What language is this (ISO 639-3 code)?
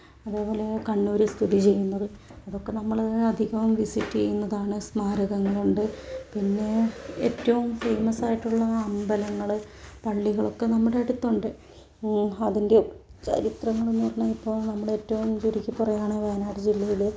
mal